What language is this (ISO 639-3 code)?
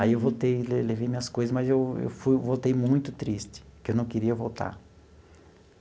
por